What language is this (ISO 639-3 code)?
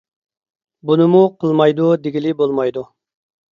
uig